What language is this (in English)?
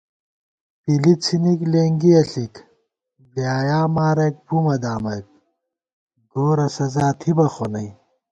Gawar-Bati